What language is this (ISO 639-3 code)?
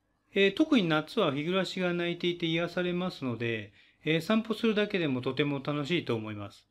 jpn